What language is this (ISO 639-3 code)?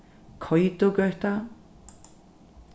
fao